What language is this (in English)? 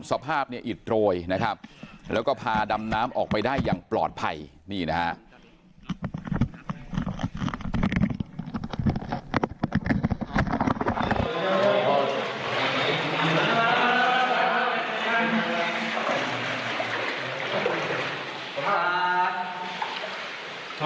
Thai